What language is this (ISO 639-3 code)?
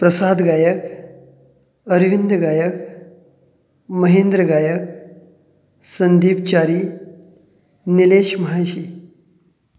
kok